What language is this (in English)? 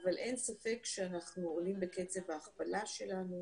Hebrew